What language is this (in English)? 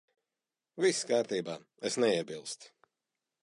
Latvian